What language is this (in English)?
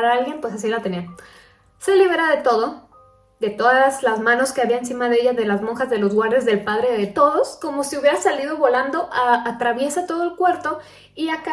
Spanish